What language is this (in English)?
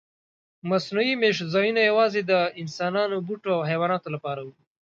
Pashto